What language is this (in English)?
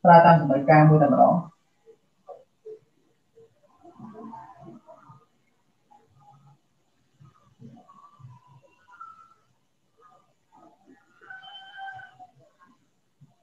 Vietnamese